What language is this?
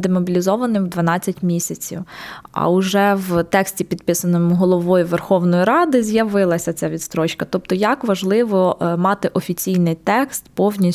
Ukrainian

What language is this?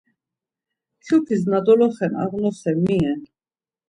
Laz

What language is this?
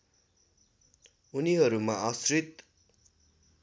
Nepali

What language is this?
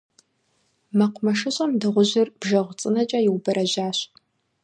Kabardian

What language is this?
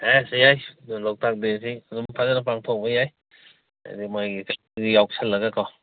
Manipuri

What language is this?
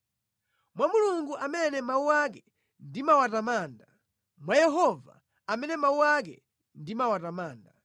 Nyanja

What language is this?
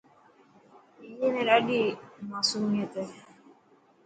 Dhatki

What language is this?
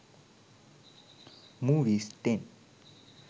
Sinhala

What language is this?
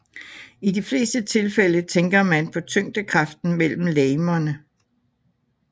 Danish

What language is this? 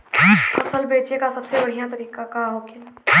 Bhojpuri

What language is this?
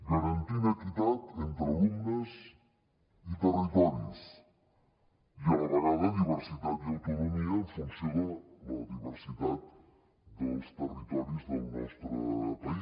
Catalan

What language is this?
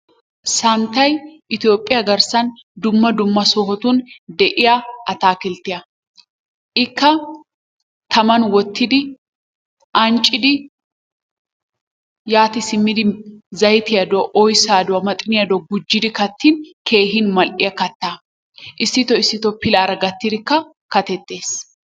Wolaytta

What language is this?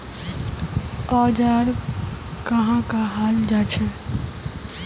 Magahi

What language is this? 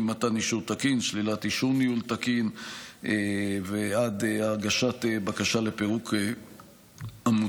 Hebrew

